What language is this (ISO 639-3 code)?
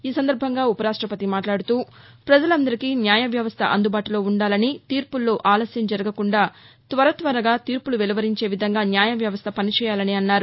tel